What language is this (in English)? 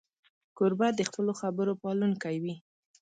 Pashto